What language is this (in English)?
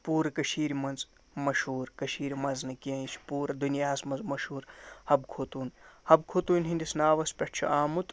Kashmiri